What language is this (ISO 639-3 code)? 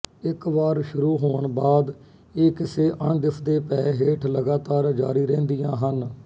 pan